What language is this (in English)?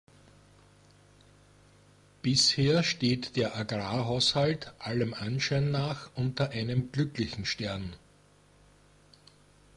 German